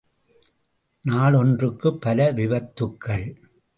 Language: Tamil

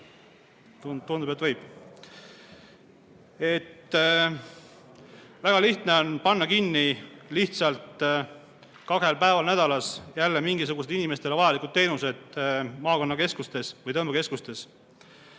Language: Estonian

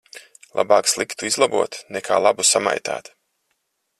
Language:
Latvian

